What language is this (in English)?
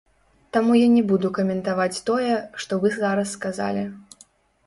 Belarusian